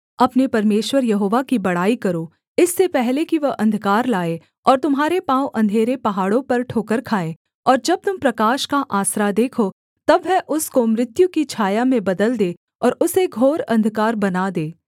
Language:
Hindi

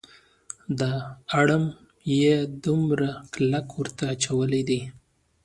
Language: Pashto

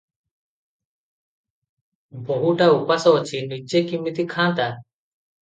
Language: Odia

